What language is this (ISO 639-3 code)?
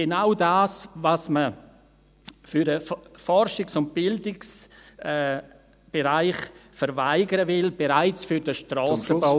gsw